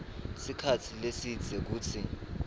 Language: Swati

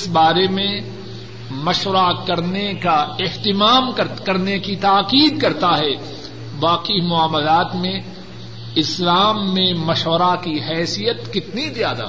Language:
Urdu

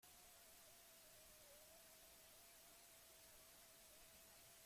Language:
Basque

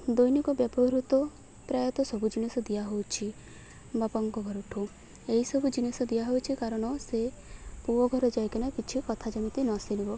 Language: Odia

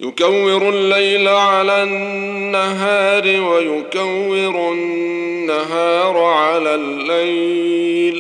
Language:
Arabic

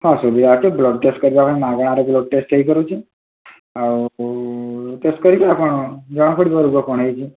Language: Odia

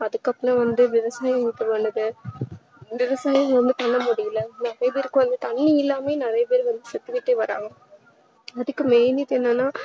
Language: Tamil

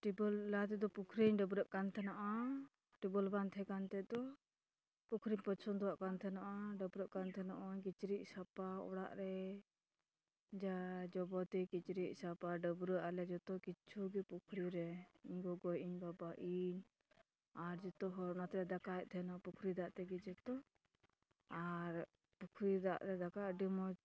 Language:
Santali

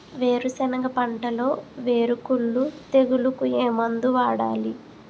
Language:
Telugu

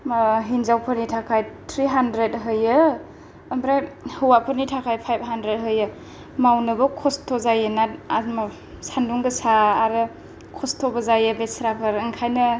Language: Bodo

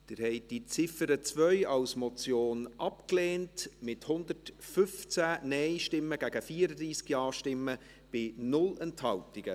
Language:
Swiss German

